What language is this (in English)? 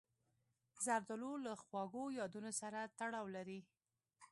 Pashto